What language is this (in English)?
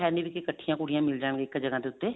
Punjabi